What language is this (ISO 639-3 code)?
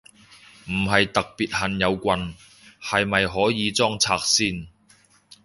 yue